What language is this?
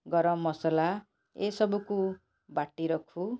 Odia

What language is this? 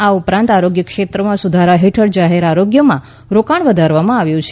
Gujarati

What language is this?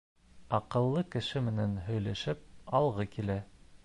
Bashkir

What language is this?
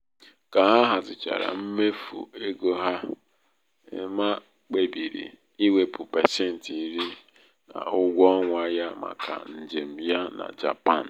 Igbo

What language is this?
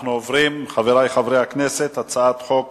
Hebrew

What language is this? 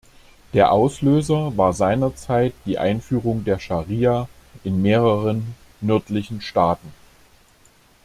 German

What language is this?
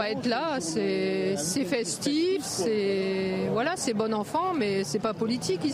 French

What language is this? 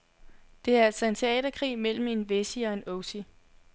Danish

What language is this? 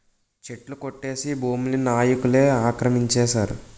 Telugu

